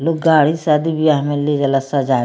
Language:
Bhojpuri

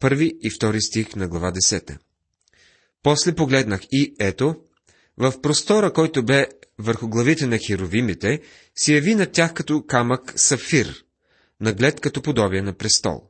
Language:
Bulgarian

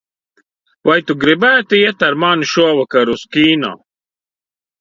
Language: Latvian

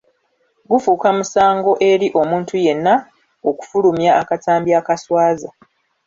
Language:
Ganda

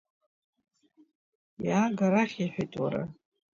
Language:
Abkhazian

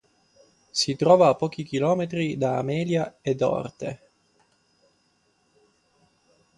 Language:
Italian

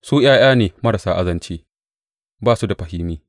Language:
Hausa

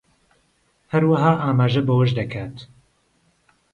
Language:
Central Kurdish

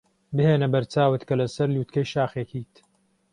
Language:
Central Kurdish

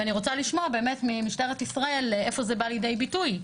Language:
Hebrew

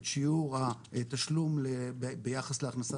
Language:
Hebrew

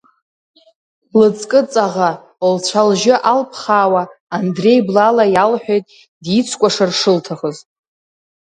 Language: Abkhazian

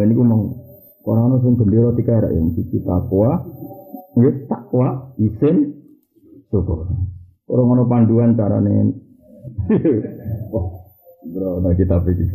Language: Malay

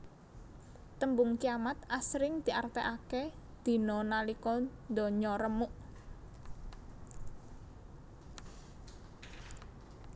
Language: Javanese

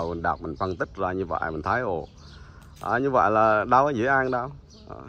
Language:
Vietnamese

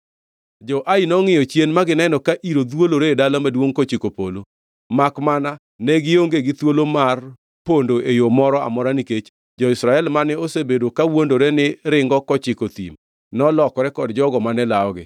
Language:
Luo (Kenya and Tanzania)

